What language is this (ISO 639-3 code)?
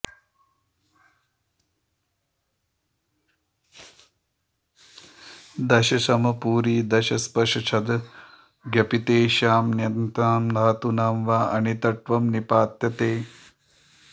san